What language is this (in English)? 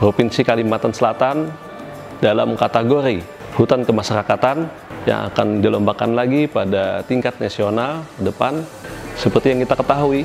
Indonesian